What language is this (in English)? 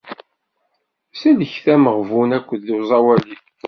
Kabyle